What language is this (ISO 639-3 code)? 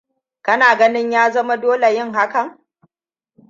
hau